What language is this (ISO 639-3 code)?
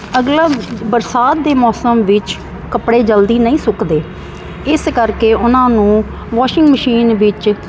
pan